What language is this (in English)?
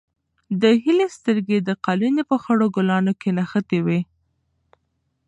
Pashto